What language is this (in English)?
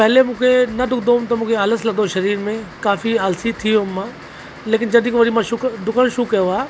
Sindhi